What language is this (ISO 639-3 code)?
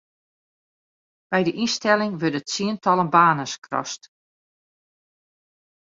fry